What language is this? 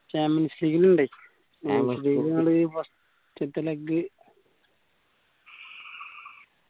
Malayalam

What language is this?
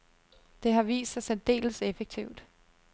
Danish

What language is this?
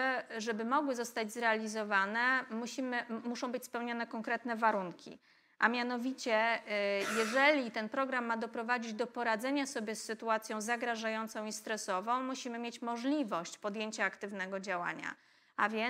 Polish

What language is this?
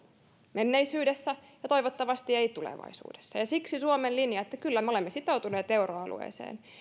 Finnish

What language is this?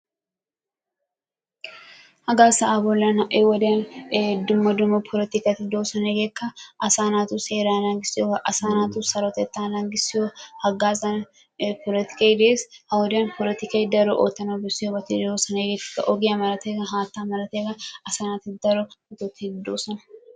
Wolaytta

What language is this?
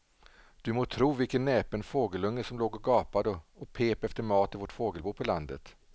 Swedish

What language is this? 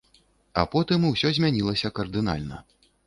Belarusian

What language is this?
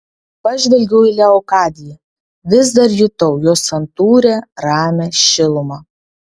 Lithuanian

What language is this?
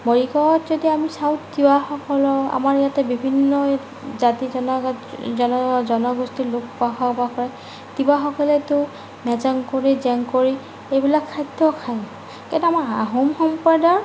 Assamese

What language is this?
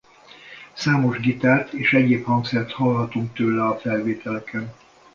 Hungarian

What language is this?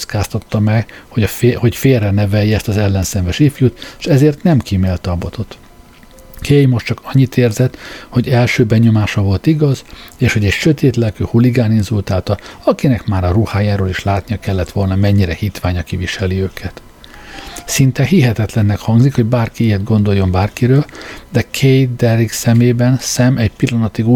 Hungarian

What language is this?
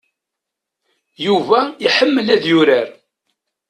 Kabyle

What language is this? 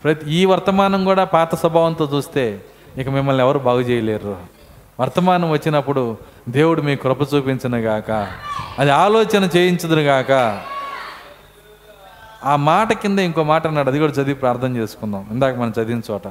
Telugu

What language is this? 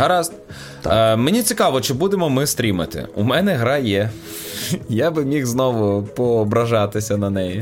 Ukrainian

